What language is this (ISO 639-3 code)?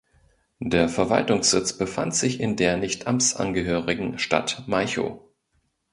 deu